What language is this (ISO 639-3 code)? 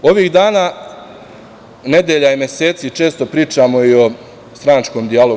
srp